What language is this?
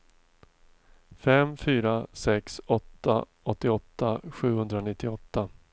Swedish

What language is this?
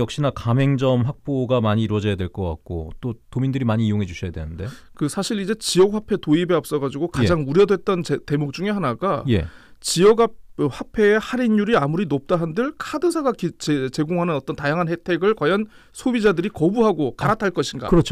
Korean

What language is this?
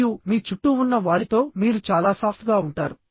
Telugu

